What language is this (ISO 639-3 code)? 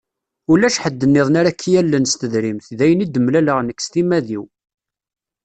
kab